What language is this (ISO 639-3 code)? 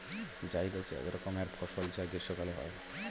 ben